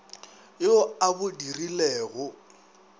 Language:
Northern Sotho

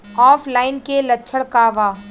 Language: Bhojpuri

